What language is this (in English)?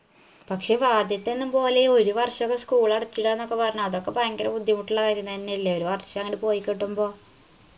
Malayalam